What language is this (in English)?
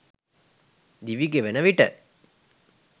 Sinhala